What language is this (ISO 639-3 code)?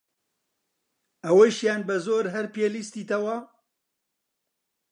ckb